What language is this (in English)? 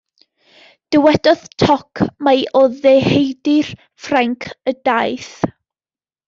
Welsh